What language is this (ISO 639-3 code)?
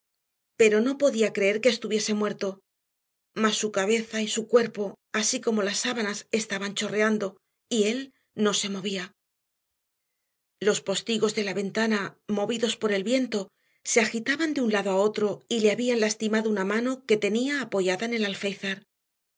spa